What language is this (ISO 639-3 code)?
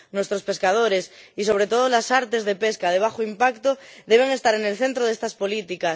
spa